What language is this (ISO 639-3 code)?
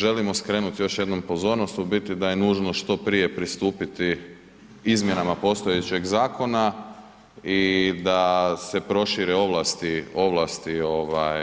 hrv